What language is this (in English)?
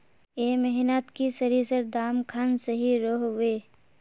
Magahi